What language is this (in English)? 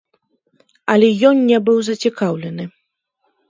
Belarusian